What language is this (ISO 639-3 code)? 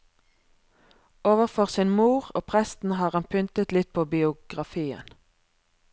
nor